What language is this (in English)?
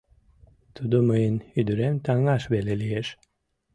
Mari